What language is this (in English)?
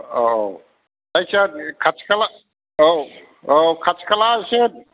Bodo